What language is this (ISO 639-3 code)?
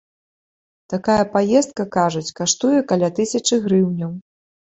bel